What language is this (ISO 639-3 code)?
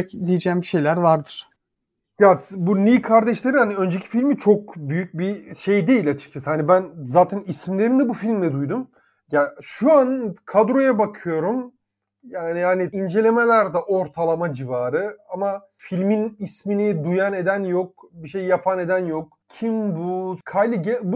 tur